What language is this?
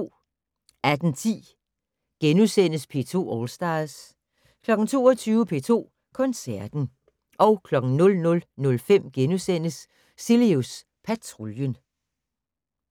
Danish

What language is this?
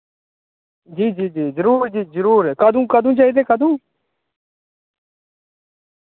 Dogri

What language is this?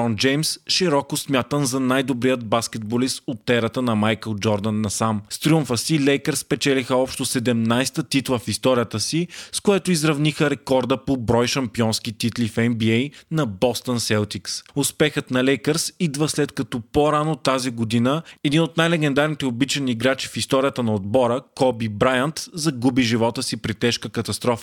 Bulgarian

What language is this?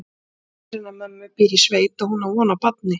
Icelandic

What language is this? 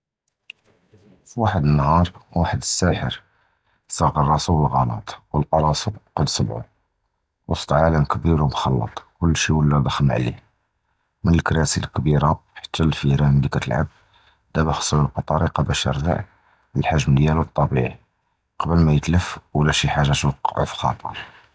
Judeo-Arabic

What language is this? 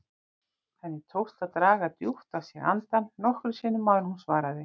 Icelandic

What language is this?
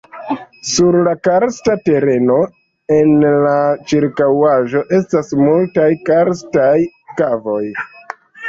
Esperanto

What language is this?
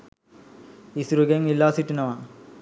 Sinhala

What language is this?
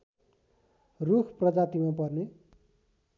Nepali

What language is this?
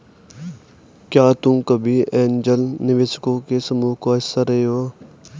Hindi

